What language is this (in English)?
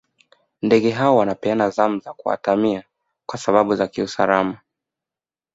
Swahili